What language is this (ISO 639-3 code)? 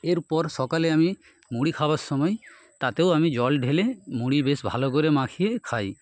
ben